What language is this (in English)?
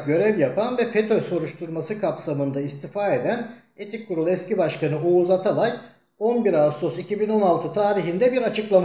Turkish